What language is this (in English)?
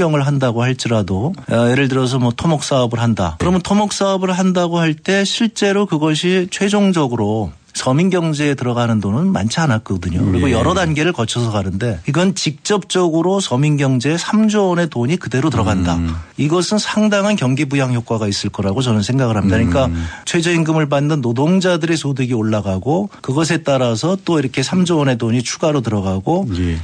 Korean